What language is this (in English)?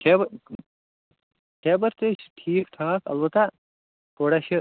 Kashmiri